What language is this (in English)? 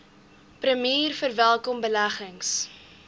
Afrikaans